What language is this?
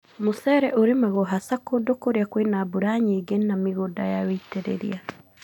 Kikuyu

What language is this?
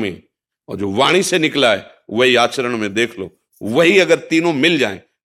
Hindi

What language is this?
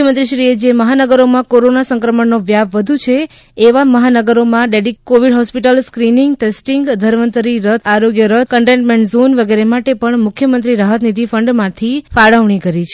Gujarati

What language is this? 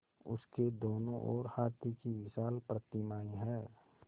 Hindi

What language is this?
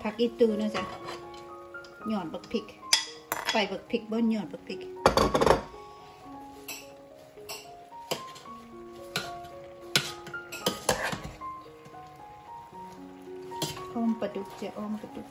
Thai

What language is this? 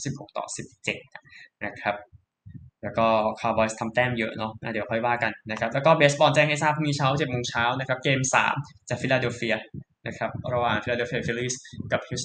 Thai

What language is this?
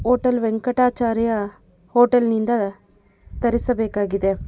Kannada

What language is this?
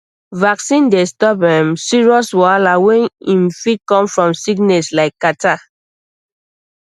Nigerian Pidgin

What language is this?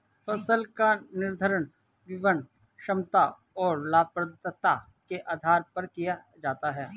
Hindi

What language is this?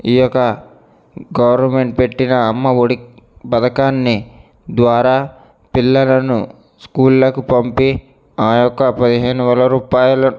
Telugu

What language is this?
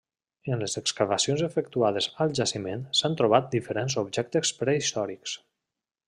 Catalan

